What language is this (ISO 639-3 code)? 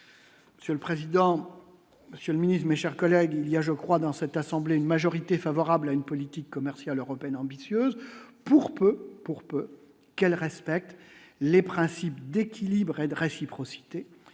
fra